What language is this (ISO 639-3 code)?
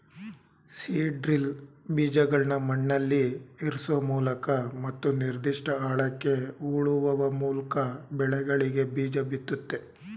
kan